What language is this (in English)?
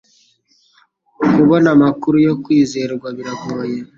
Kinyarwanda